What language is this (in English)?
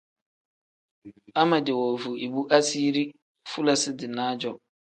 Tem